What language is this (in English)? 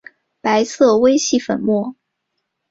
Chinese